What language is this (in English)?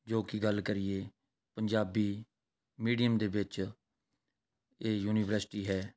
Punjabi